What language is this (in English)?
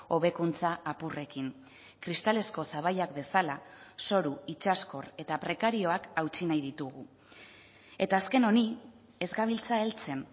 Basque